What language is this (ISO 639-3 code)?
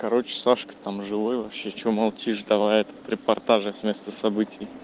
rus